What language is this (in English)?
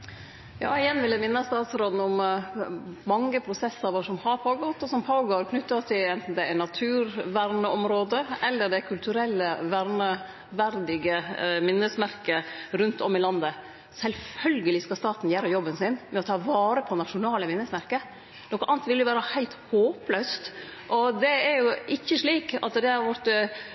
Norwegian Nynorsk